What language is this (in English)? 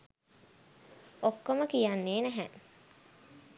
Sinhala